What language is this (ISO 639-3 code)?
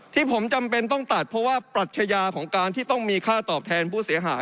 tha